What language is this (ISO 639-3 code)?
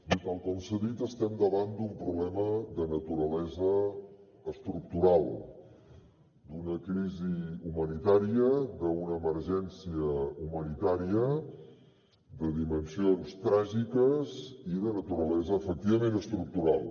cat